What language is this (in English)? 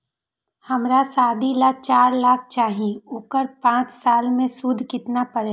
Magahi